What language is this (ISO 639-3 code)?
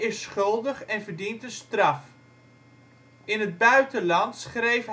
nld